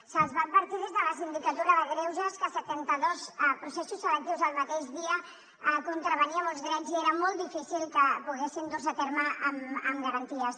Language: Catalan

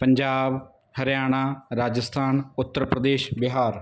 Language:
Punjabi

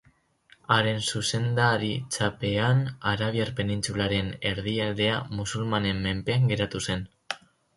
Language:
Basque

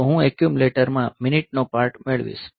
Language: Gujarati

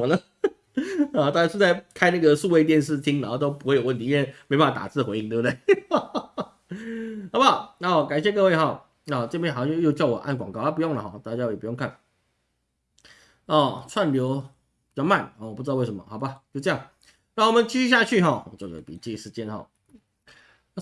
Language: Chinese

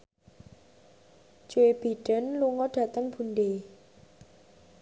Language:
Javanese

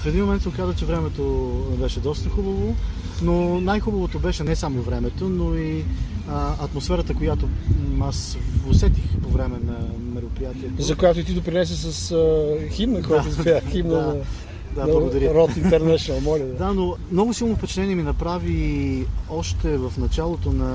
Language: Bulgarian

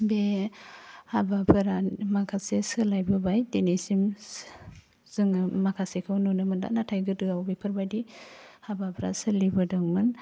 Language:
Bodo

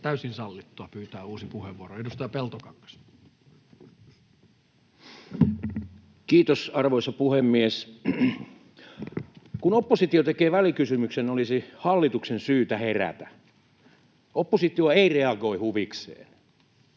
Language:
Finnish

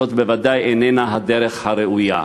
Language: Hebrew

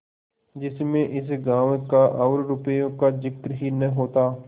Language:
Hindi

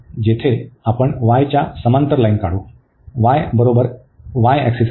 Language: Marathi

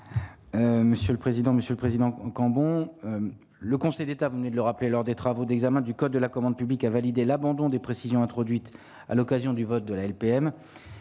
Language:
French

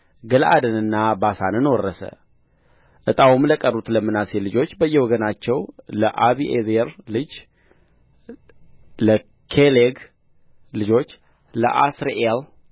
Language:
Amharic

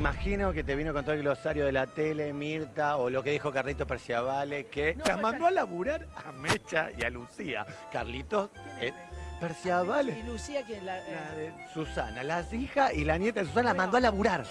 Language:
Spanish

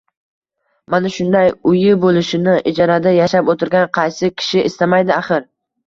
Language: Uzbek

